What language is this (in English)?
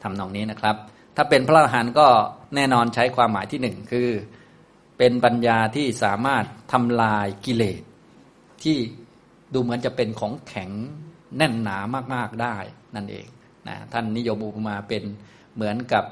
Thai